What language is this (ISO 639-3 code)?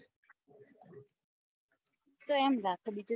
guj